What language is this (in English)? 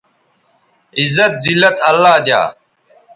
Bateri